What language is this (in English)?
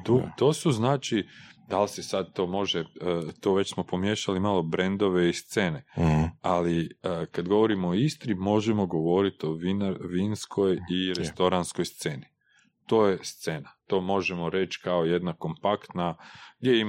Croatian